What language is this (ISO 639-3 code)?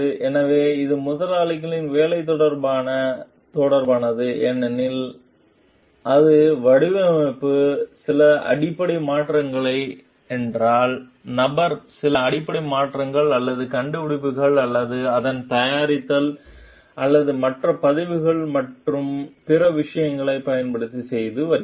tam